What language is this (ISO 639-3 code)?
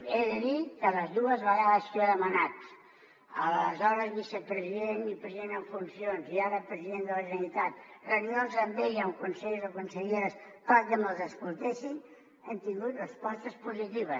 cat